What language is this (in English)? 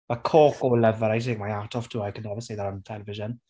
English